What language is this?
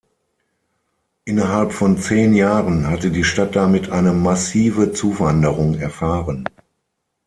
German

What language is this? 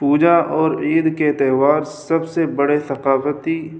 Urdu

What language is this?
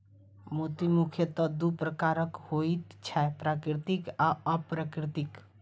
Maithili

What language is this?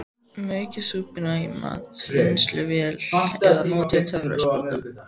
Icelandic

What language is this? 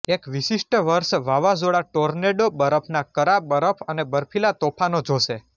Gujarati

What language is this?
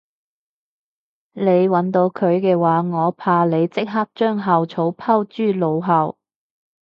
Cantonese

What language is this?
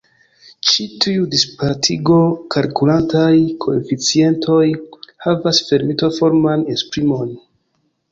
Esperanto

